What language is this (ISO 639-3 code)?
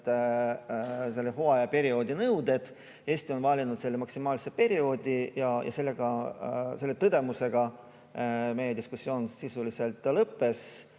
est